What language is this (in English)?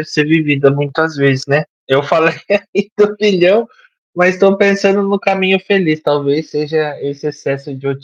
Portuguese